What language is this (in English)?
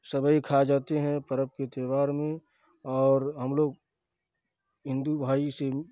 Urdu